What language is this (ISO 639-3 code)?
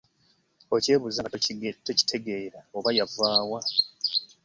lug